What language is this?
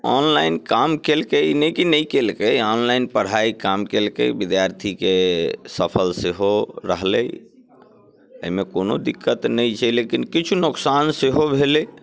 Maithili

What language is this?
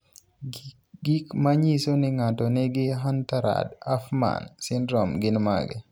Luo (Kenya and Tanzania)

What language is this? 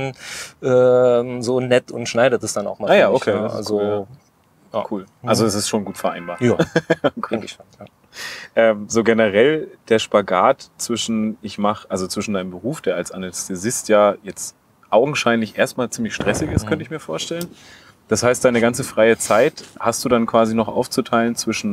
German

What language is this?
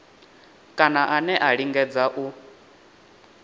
Venda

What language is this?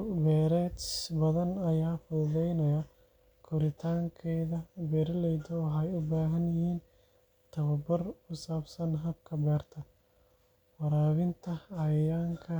Somali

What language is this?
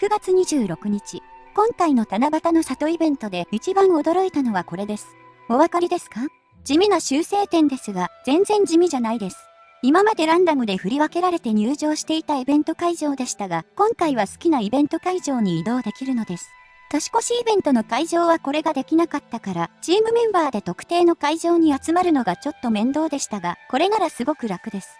Japanese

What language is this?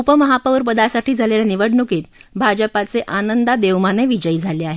Marathi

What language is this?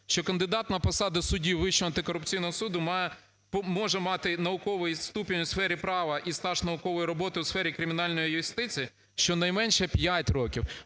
Ukrainian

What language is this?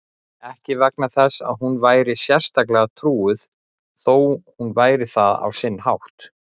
Icelandic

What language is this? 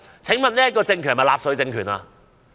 Cantonese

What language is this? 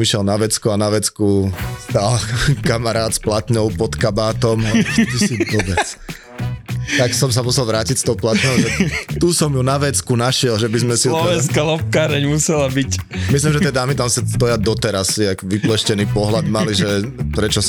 Slovak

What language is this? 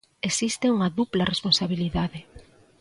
Galician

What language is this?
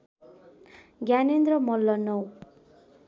Nepali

